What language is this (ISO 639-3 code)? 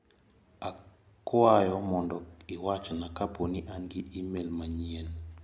luo